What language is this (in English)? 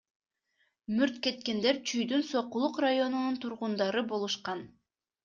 Kyrgyz